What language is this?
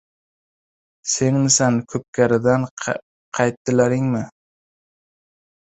Uzbek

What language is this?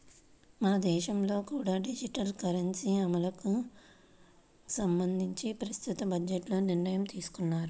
Telugu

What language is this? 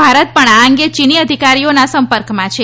Gujarati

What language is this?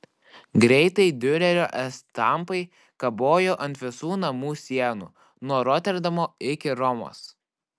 Lithuanian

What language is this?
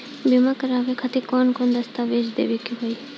Bhojpuri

